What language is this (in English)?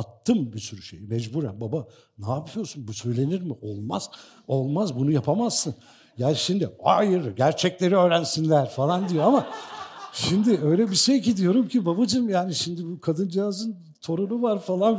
Turkish